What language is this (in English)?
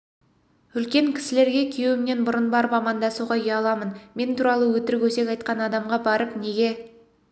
Kazakh